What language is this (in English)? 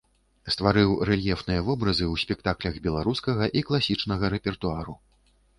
Belarusian